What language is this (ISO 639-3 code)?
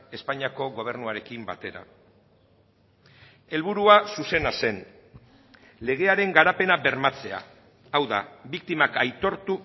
eus